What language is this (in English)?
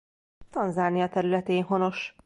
Hungarian